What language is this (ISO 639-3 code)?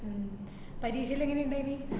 mal